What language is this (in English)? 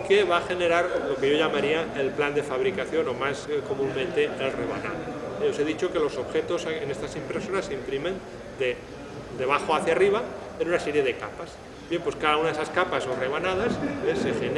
Spanish